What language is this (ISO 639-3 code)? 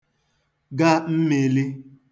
ibo